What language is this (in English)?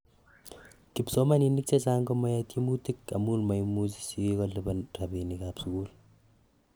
Kalenjin